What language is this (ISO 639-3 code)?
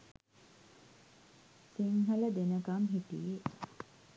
sin